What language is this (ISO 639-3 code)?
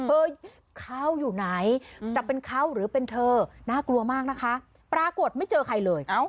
tha